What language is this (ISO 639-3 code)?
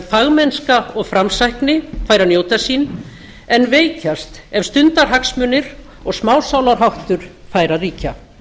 isl